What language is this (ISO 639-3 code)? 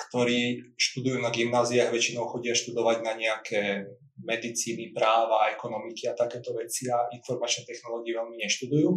slk